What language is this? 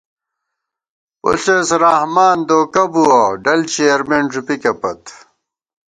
Gawar-Bati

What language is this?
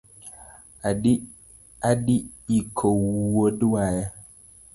Luo (Kenya and Tanzania)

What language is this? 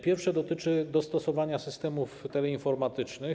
Polish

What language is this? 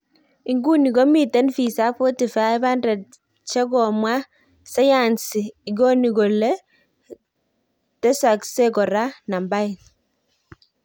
Kalenjin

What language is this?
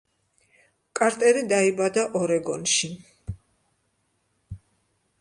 Georgian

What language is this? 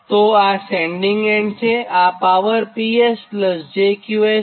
Gujarati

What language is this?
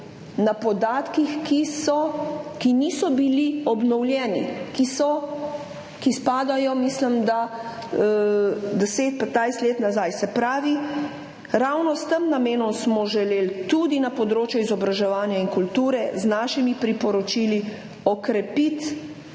Slovenian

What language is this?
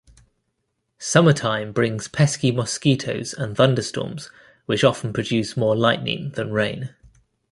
English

